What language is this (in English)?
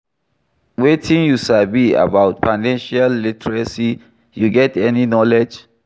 Nigerian Pidgin